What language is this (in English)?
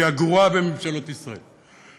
Hebrew